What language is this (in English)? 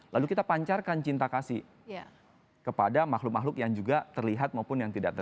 Indonesian